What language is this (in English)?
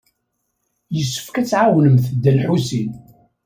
Kabyle